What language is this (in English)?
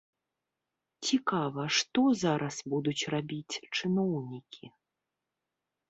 Belarusian